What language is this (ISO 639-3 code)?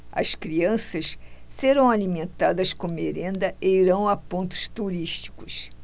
por